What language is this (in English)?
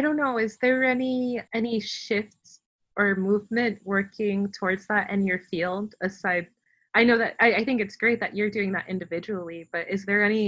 English